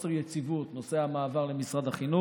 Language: Hebrew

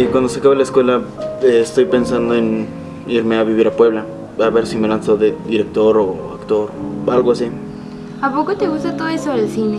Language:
Spanish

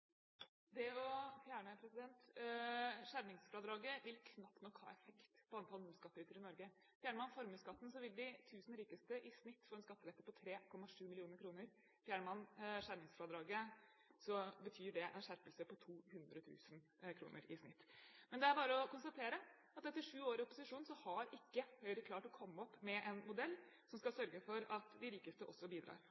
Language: Norwegian Bokmål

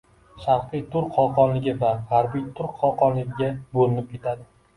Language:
Uzbek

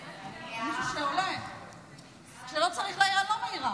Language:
Hebrew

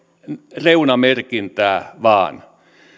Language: Finnish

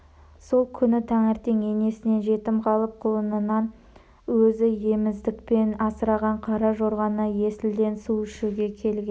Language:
Kazakh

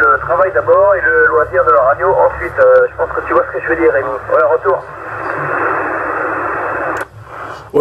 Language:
French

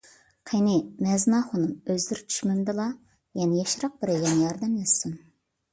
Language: Uyghur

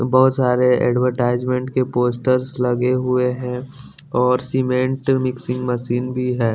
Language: Hindi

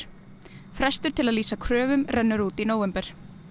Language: Icelandic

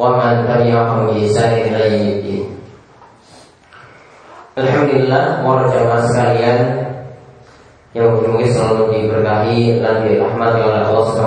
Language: Indonesian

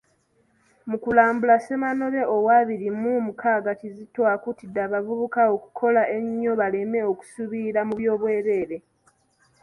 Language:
Ganda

